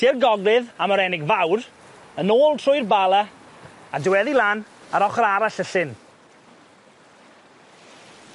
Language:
Welsh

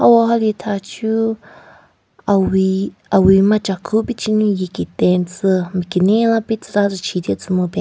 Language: Southern Rengma Naga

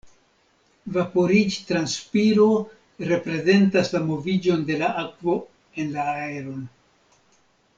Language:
Esperanto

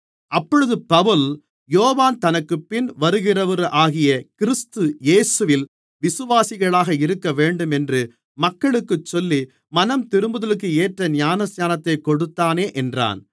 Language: Tamil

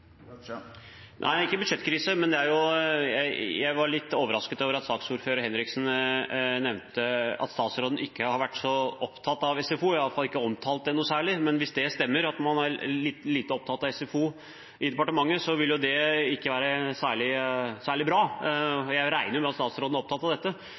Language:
Norwegian Bokmål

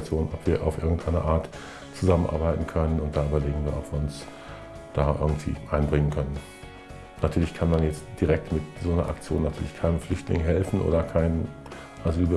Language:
German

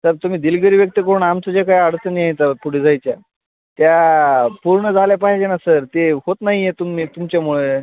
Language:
Marathi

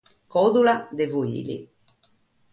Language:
Sardinian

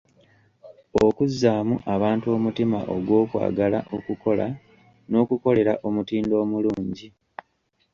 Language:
Ganda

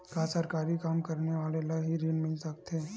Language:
Chhattisgarhi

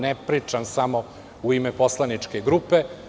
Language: Serbian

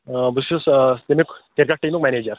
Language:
Kashmiri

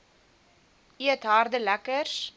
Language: Afrikaans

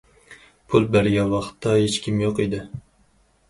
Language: Uyghur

